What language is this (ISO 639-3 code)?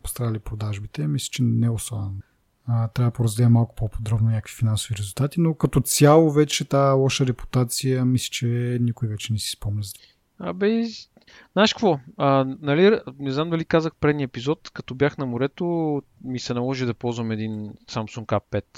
bul